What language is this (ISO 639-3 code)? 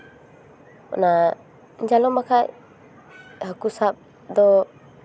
sat